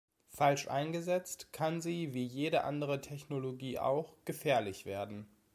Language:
German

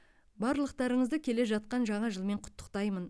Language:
Kazakh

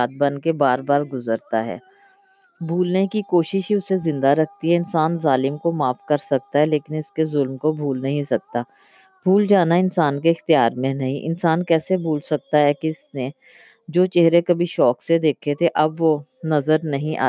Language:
Urdu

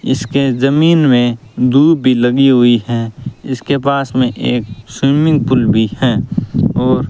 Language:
Hindi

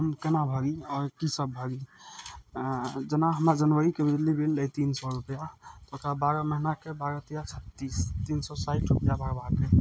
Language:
Maithili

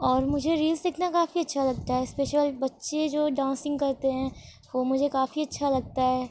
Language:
Urdu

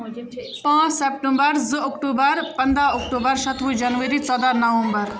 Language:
Kashmiri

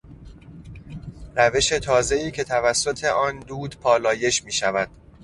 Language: Persian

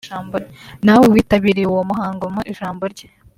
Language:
Kinyarwanda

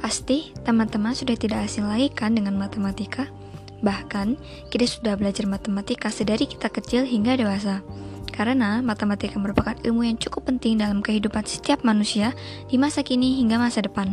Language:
Indonesian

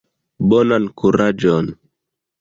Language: Esperanto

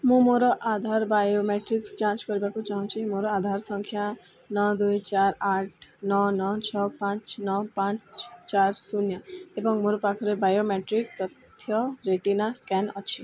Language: Odia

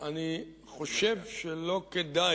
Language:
Hebrew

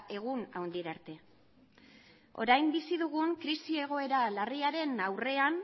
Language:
Basque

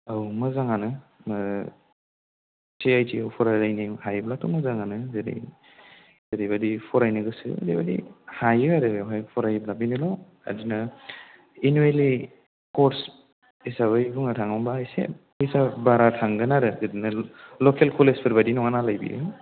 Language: Bodo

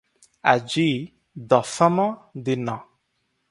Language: Odia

